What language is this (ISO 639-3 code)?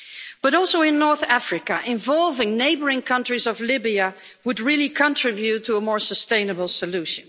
eng